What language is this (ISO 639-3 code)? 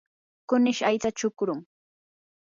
qur